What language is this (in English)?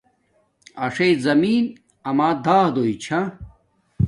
Domaaki